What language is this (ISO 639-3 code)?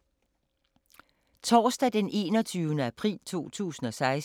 dan